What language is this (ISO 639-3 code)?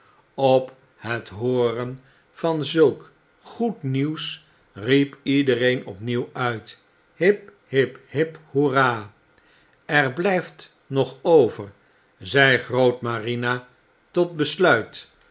nld